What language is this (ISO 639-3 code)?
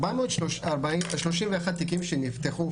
heb